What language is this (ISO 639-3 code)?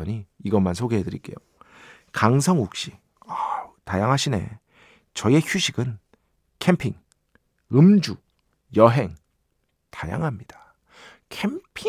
kor